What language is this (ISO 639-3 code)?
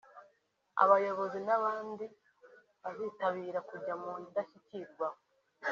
kin